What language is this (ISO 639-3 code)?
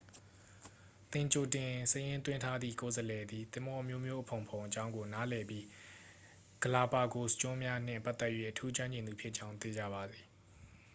mya